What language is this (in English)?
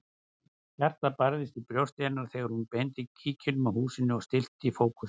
Icelandic